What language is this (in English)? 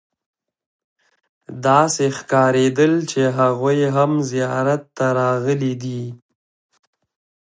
Pashto